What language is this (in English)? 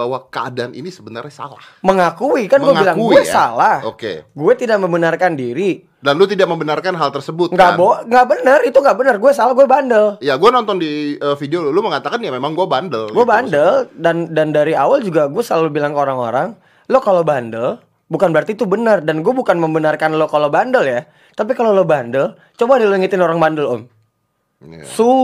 Indonesian